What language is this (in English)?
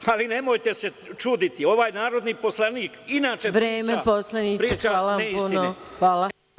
Serbian